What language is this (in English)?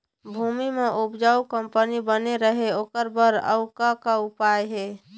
Chhattisgarhi